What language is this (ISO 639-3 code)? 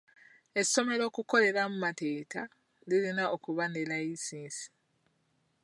lug